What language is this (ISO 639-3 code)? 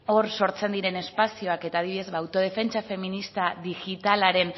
eus